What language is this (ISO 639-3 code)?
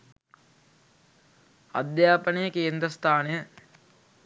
sin